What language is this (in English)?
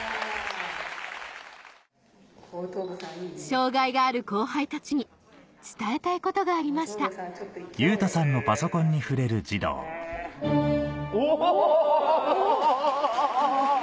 Japanese